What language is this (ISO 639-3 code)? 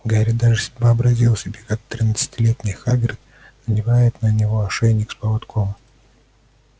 rus